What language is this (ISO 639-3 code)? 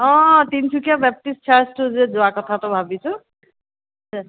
asm